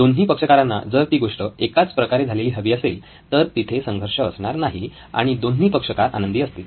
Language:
Marathi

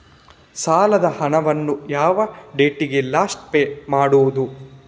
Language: Kannada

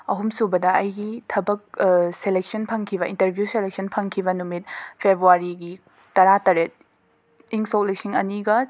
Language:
Manipuri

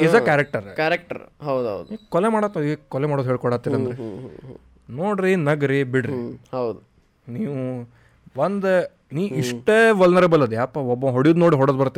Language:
Kannada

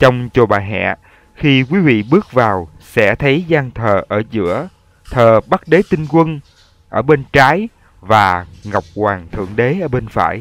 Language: Vietnamese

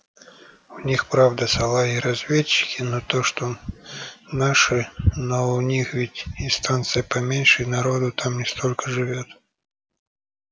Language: Russian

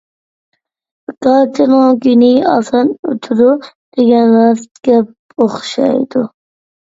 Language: Uyghur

